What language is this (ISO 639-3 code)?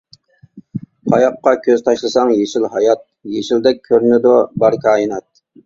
uig